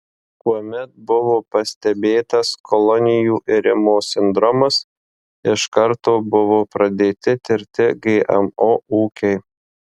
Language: Lithuanian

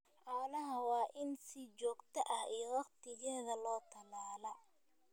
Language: Somali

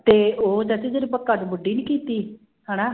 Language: Punjabi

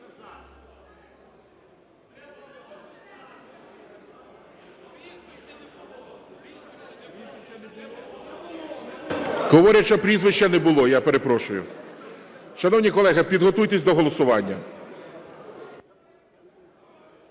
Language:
Ukrainian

